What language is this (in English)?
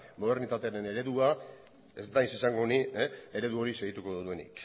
Basque